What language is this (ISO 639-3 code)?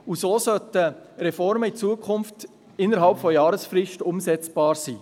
gsw